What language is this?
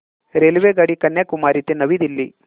Marathi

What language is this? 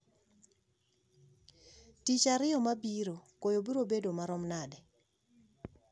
Luo (Kenya and Tanzania)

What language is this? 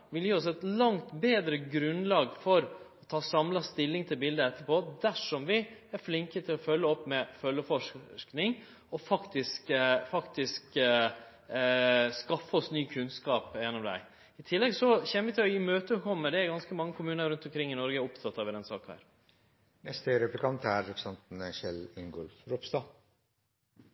Norwegian Nynorsk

